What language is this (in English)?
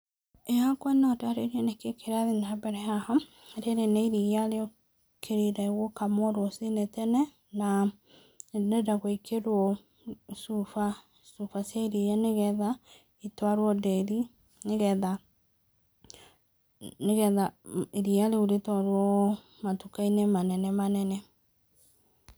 Kikuyu